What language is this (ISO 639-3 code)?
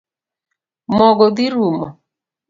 luo